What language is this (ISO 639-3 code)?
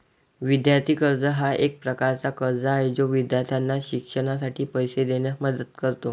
mar